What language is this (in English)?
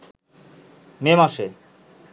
Bangla